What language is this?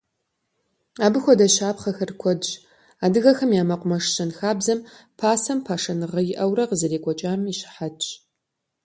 Kabardian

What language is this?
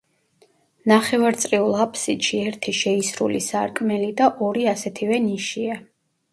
Georgian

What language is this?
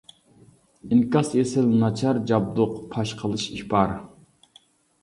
Uyghur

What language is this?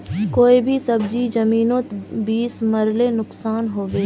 Magahi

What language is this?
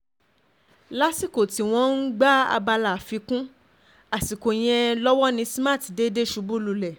Yoruba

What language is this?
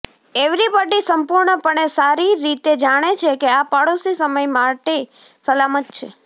Gujarati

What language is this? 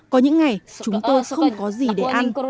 Vietnamese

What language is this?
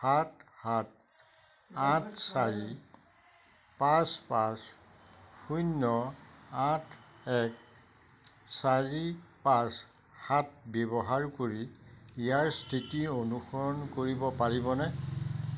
Assamese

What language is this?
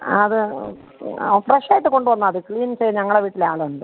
Malayalam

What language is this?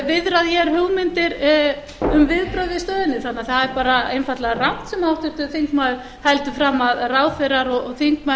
Icelandic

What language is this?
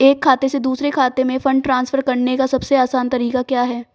Hindi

